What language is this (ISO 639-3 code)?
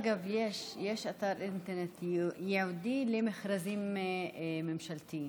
heb